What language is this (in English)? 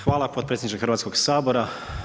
Croatian